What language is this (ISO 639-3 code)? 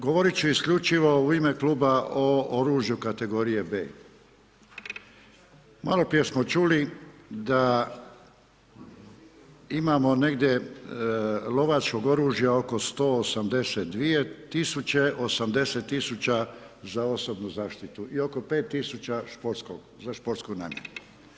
hrv